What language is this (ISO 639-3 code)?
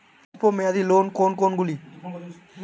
ben